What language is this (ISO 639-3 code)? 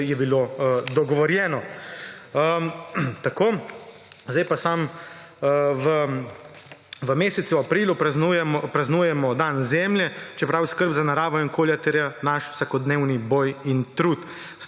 slv